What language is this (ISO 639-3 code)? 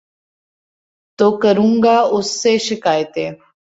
urd